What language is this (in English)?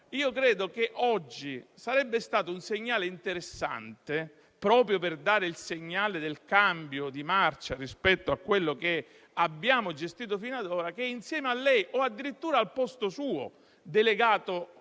Italian